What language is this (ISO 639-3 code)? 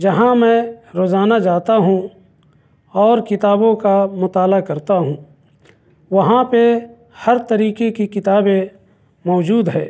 urd